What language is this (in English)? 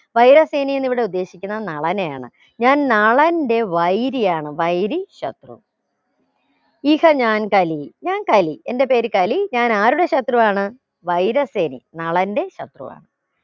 Malayalam